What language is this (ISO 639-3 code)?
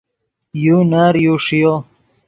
ydg